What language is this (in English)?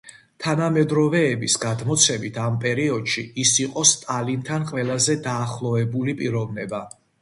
Georgian